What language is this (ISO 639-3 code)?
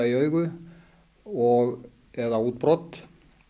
isl